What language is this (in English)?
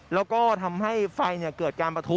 Thai